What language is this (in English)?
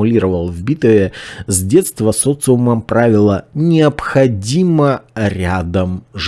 Russian